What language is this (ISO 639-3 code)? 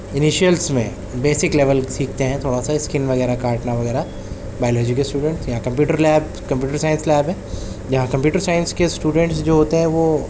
urd